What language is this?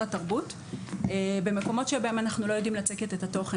Hebrew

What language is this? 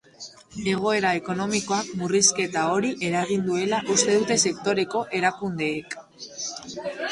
Basque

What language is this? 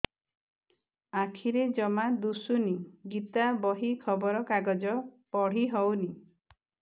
Odia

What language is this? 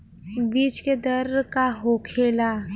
Bhojpuri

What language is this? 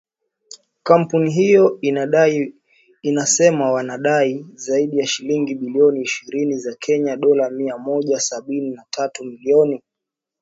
Swahili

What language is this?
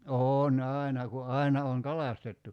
Finnish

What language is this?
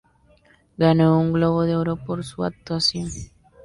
Spanish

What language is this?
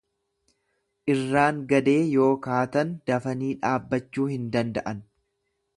Oromo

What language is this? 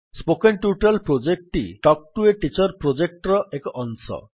Odia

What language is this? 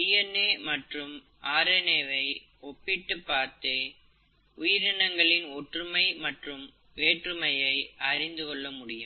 Tamil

